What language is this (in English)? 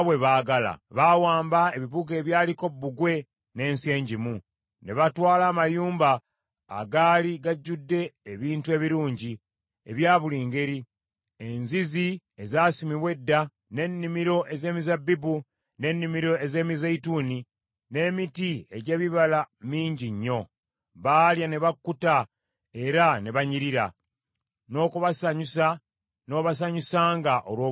Ganda